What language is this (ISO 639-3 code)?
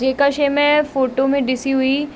snd